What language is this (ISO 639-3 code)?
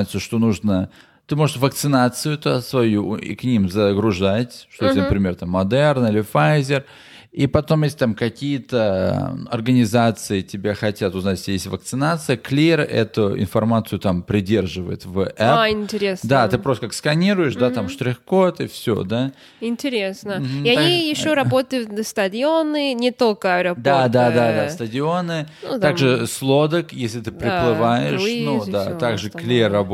rus